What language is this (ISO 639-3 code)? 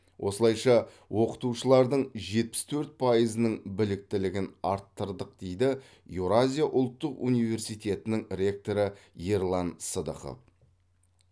kaz